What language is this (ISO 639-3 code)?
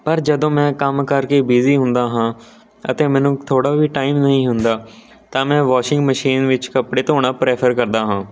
pan